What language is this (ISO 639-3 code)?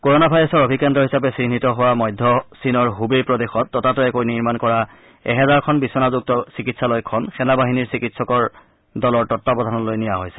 asm